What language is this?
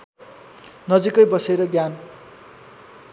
Nepali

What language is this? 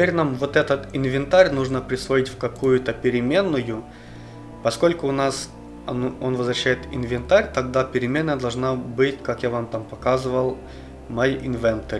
Russian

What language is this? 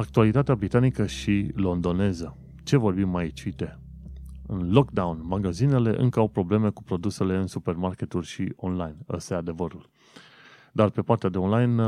Romanian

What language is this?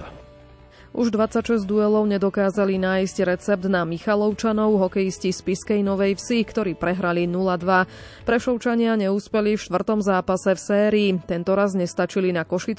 Slovak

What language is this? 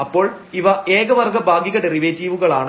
Malayalam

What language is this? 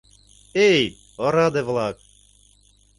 Mari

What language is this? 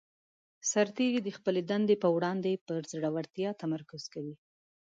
Pashto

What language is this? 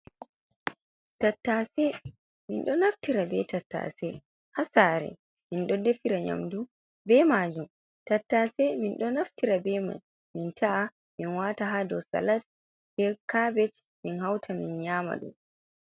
Fula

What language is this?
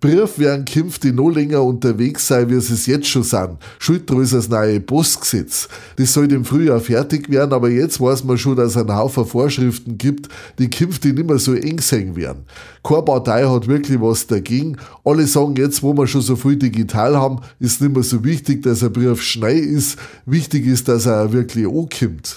German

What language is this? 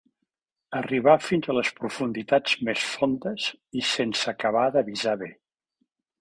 Catalan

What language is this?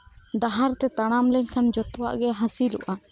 Santali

